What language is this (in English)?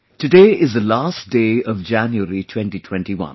English